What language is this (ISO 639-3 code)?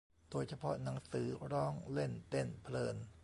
tha